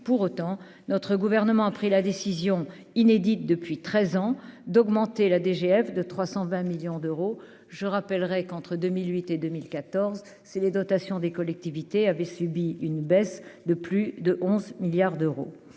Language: French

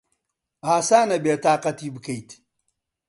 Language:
Central Kurdish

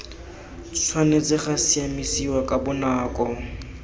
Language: Tswana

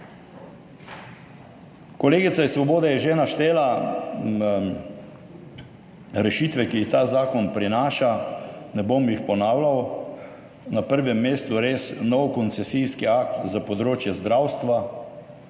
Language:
Slovenian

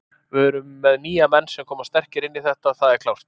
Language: Icelandic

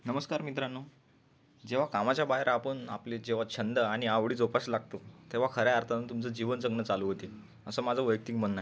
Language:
Marathi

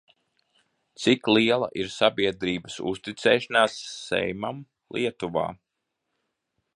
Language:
Latvian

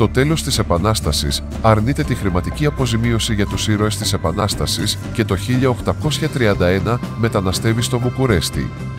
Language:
Greek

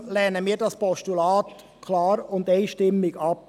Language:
Swiss German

